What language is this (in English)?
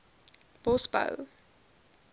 Afrikaans